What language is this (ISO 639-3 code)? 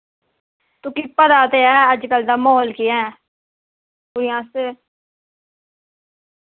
doi